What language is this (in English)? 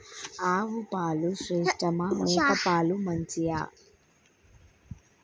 Telugu